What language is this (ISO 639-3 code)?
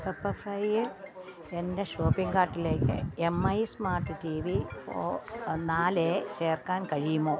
mal